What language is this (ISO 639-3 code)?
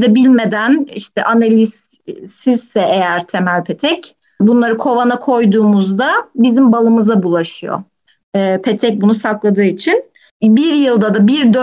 tur